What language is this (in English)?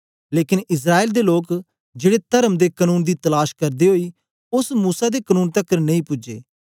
Dogri